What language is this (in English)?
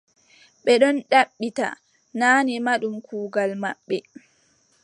Adamawa Fulfulde